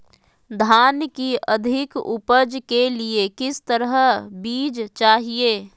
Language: Magahi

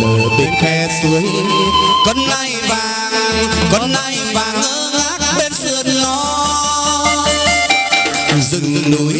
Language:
Vietnamese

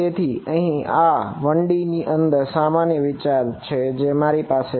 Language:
Gujarati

